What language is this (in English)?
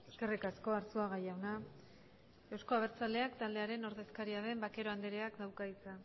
Basque